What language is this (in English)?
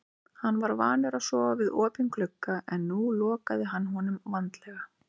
Icelandic